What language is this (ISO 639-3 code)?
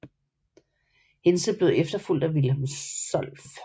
dan